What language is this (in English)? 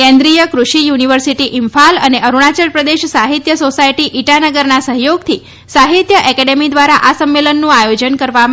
Gujarati